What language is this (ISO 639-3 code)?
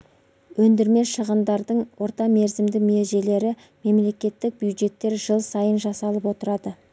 kaz